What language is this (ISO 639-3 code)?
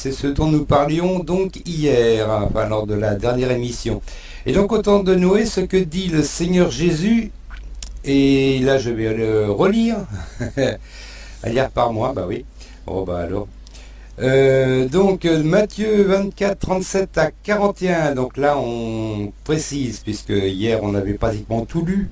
fra